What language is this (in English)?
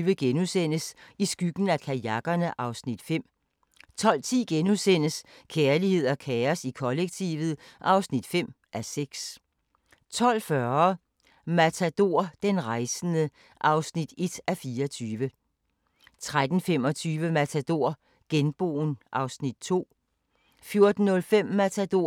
Danish